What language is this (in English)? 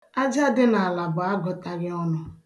Igbo